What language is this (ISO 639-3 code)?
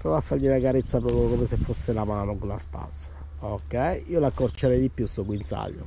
ita